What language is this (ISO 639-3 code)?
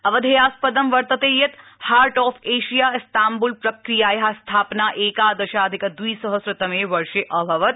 san